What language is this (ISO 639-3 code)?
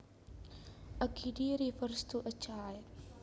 jav